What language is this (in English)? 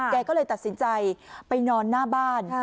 Thai